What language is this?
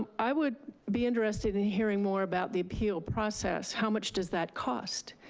English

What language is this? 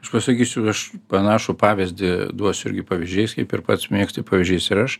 Lithuanian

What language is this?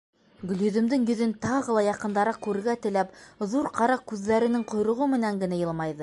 Bashkir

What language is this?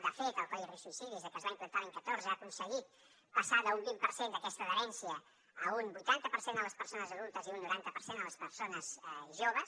Catalan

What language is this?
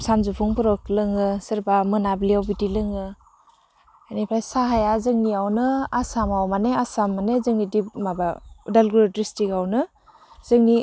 Bodo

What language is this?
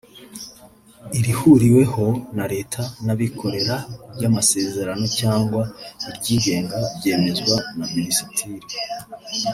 Kinyarwanda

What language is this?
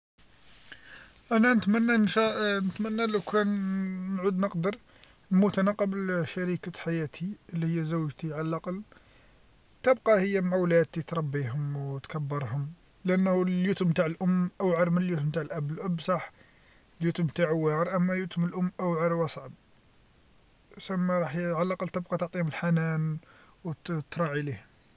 Algerian Arabic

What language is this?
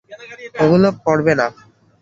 Bangla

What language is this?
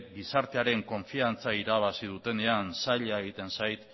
Basque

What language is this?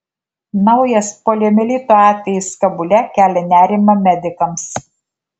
Lithuanian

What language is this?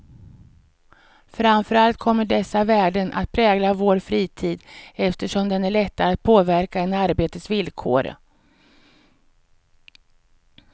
Swedish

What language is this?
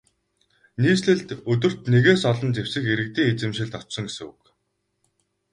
Mongolian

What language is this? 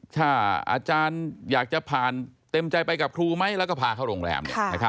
Thai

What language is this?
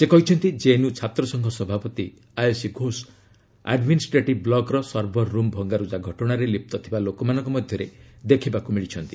Odia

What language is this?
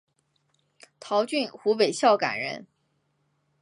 Chinese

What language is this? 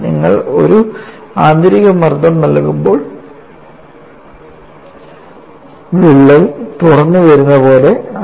Malayalam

